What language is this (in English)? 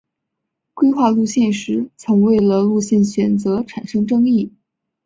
Chinese